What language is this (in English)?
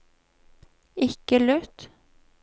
Norwegian